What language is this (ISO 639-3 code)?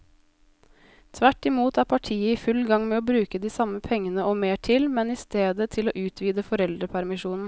nor